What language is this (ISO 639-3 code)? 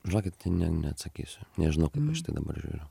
lit